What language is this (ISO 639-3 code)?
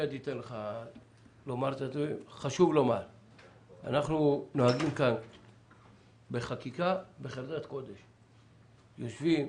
heb